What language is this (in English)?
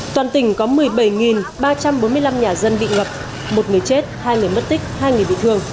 Vietnamese